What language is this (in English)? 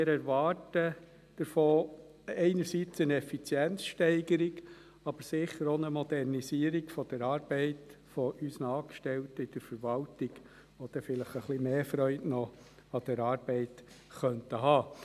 Swiss German